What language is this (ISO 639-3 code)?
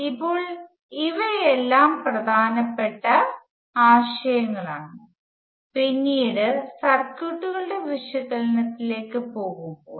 mal